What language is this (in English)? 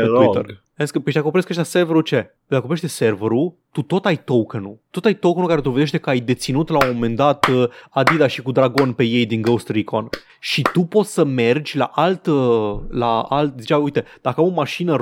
Romanian